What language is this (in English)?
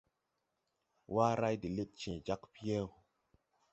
Tupuri